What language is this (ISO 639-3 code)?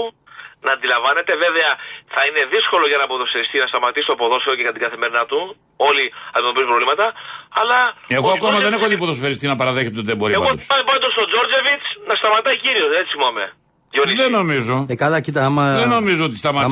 ell